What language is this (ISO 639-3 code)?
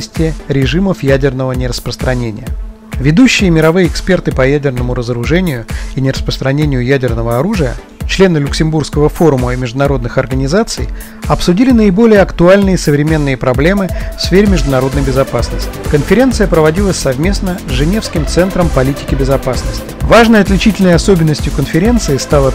rus